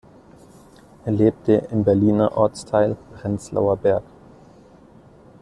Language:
German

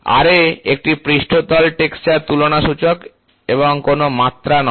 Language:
Bangla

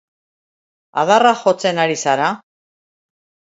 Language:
Basque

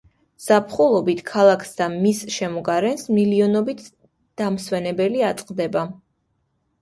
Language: Georgian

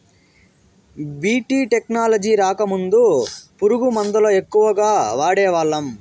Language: Telugu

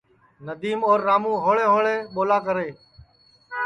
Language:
Sansi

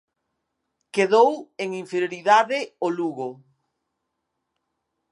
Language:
Galician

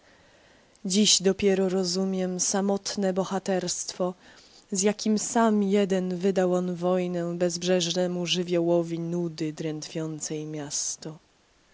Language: Polish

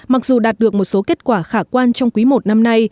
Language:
Vietnamese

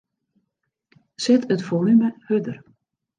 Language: Western Frisian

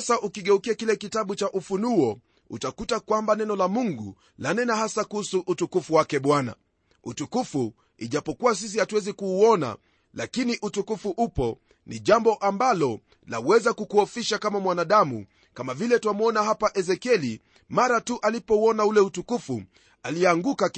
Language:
Swahili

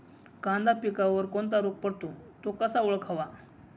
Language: Marathi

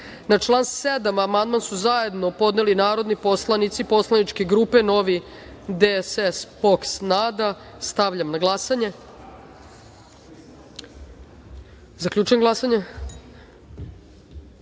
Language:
Serbian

